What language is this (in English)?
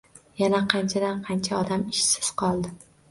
Uzbek